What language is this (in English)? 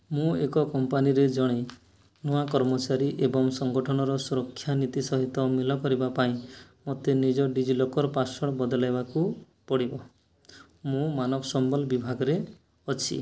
Odia